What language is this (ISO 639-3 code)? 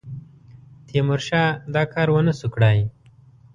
pus